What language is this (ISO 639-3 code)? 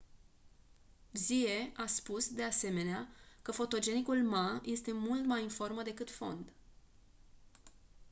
ron